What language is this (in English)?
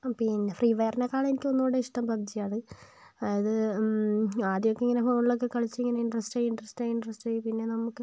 Malayalam